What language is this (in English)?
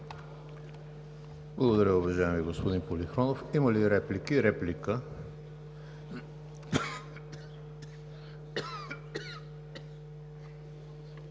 Bulgarian